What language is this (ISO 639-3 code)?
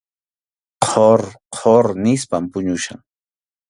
qxu